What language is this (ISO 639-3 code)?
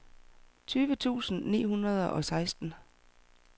dan